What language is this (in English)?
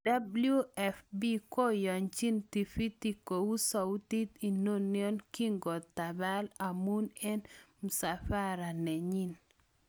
Kalenjin